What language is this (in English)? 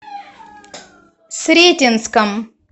Russian